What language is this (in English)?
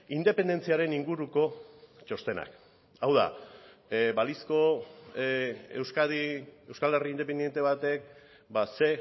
Basque